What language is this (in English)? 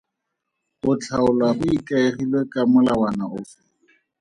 Tswana